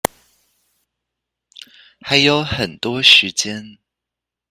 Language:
Chinese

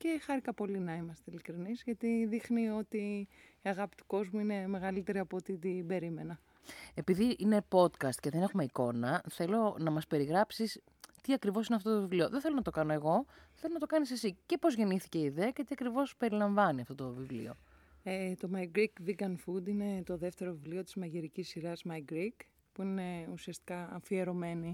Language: Greek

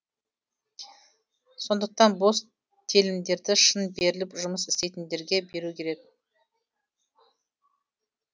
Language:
Kazakh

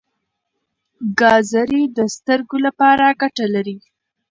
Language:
Pashto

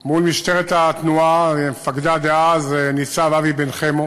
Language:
Hebrew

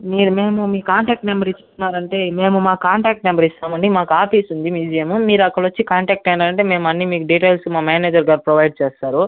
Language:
Telugu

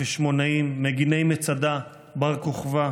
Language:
Hebrew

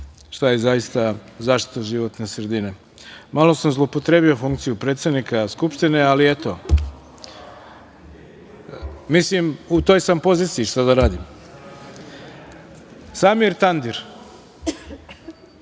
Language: Serbian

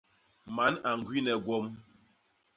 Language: Basaa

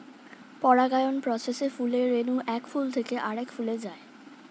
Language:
Bangla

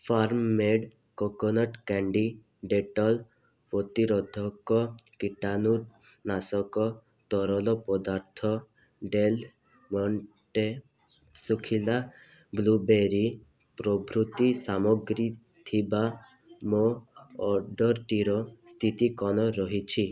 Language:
Odia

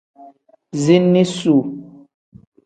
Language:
Tem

